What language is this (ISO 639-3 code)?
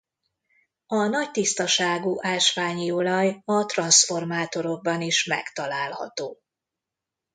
hun